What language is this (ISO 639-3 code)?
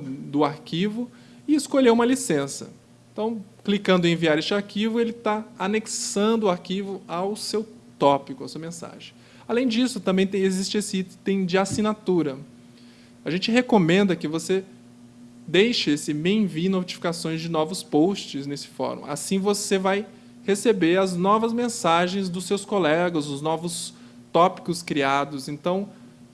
por